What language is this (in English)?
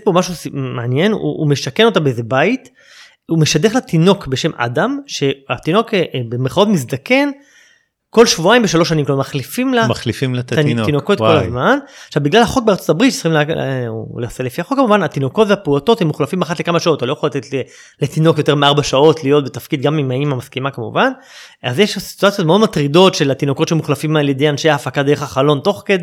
Hebrew